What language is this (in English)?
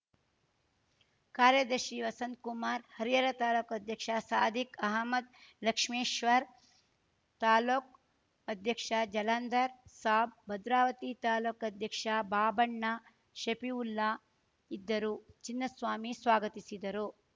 Kannada